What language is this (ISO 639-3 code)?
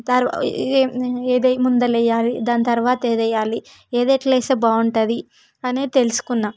tel